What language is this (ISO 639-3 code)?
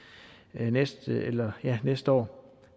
dan